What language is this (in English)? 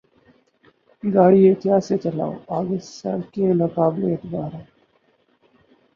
Urdu